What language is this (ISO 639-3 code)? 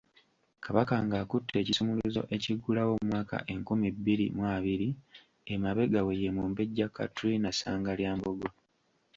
lug